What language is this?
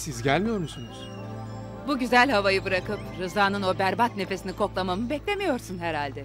Turkish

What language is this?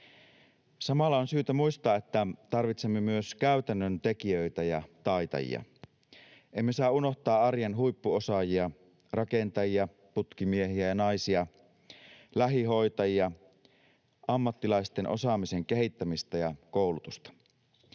Finnish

